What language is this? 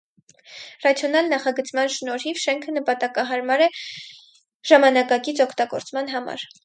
Armenian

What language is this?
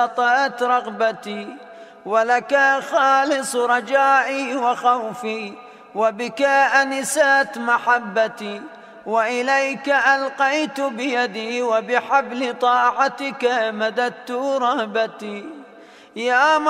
Arabic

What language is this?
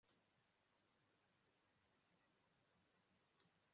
Kinyarwanda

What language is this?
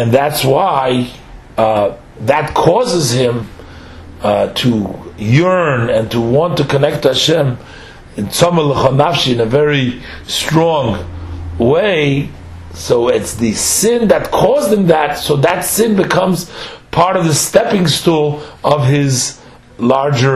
English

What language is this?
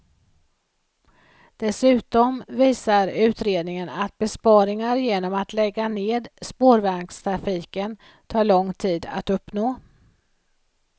Swedish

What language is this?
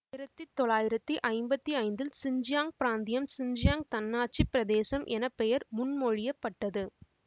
Tamil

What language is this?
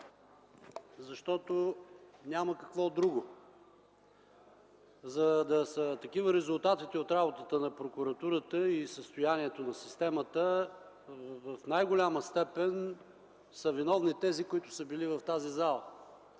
Bulgarian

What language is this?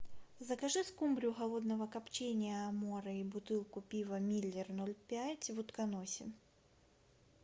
Russian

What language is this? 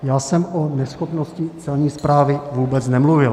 Czech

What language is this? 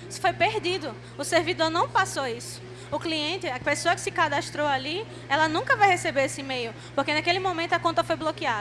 Portuguese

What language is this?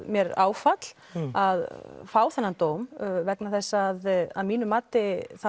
Icelandic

